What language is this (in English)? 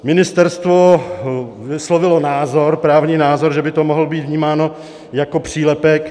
Czech